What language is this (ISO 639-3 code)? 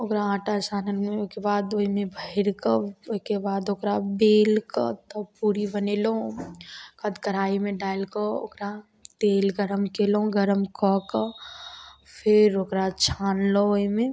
mai